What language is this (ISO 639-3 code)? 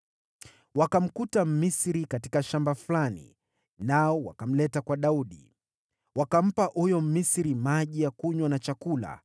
swa